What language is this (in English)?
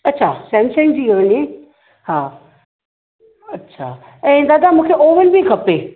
Sindhi